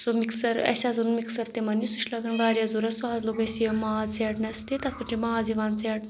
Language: Kashmiri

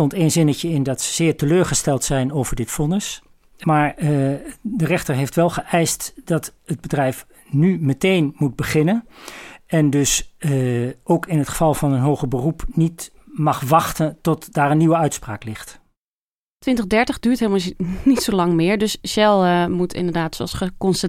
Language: Dutch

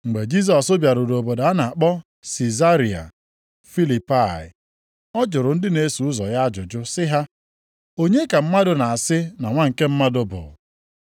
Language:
Igbo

